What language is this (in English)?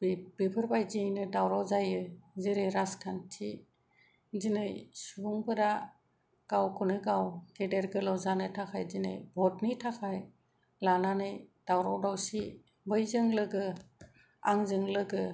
Bodo